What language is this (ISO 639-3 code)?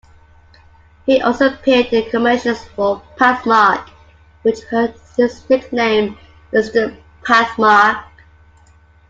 eng